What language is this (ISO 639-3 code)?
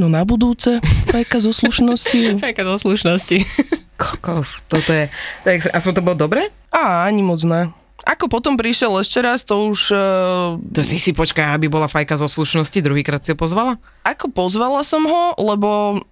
slk